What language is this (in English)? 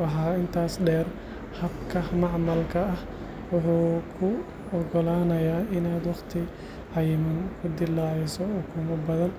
Somali